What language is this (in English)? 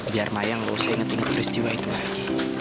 Indonesian